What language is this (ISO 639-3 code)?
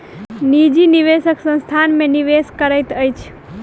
mai